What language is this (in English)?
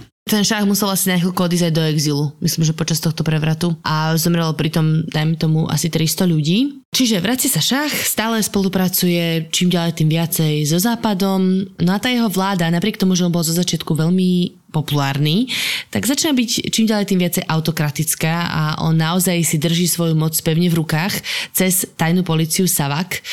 Slovak